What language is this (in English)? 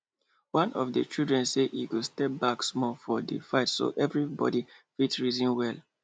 Nigerian Pidgin